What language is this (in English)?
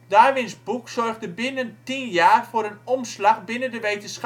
Dutch